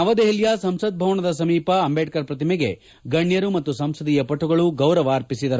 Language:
Kannada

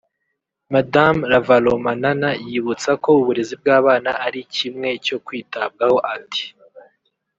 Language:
Kinyarwanda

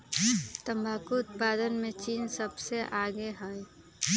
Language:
Magahi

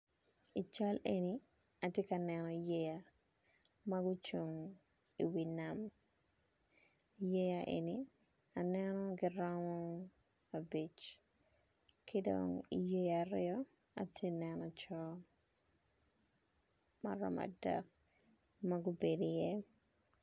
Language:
Acoli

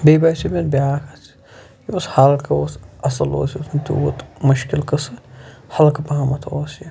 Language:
Kashmiri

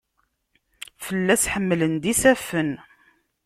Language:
Kabyle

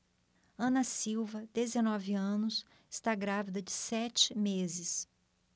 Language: Portuguese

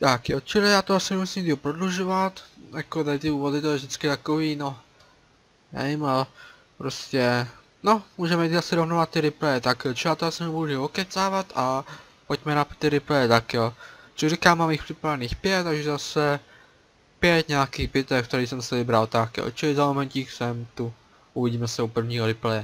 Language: Czech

